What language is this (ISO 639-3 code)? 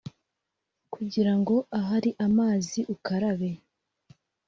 kin